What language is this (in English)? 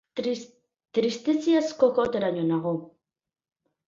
Basque